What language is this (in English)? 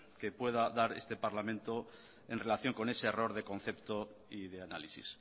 Spanish